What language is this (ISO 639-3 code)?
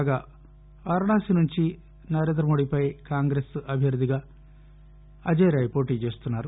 tel